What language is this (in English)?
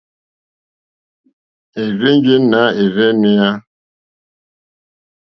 Mokpwe